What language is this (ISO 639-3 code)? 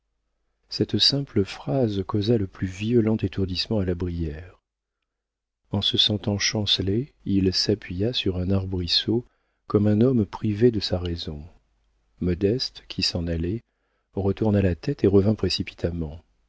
fra